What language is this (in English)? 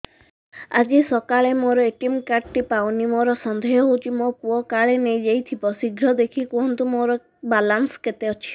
Odia